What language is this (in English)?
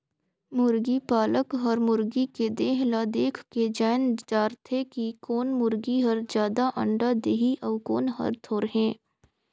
Chhattisgarhi